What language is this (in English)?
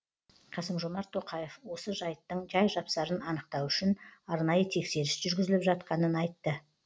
Kazakh